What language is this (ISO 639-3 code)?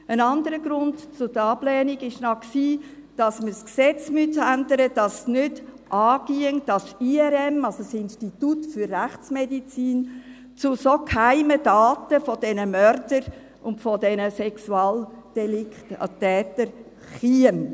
gsw